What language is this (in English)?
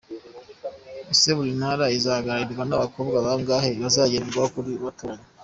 Kinyarwanda